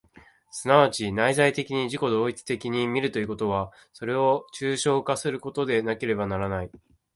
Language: Japanese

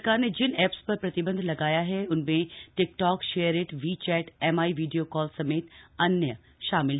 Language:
Hindi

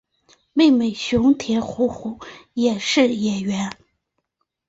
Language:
Chinese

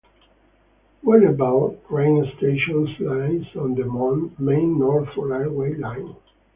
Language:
English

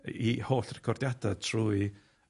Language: Welsh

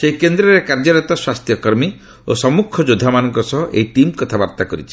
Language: Odia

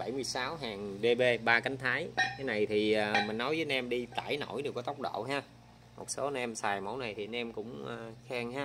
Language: Vietnamese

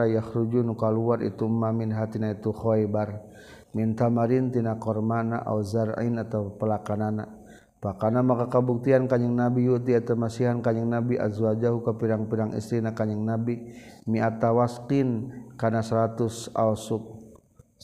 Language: Malay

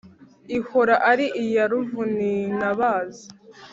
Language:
Kinyarwanda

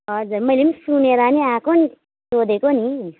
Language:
Nepali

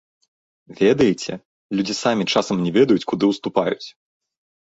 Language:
Belarusian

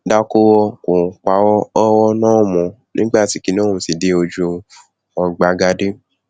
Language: Yoruba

